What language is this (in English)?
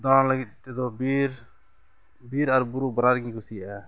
Santali